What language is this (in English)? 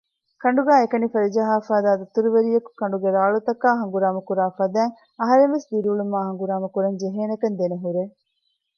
Divehi